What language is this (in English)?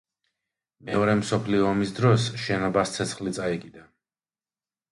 Georgian